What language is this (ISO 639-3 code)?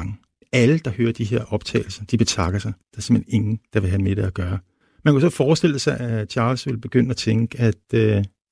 dan